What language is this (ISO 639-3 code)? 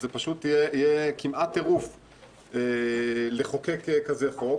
heb